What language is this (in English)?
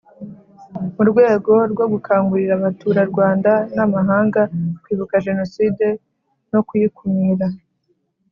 Kinyarwanda